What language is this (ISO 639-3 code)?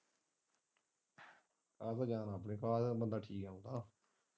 pan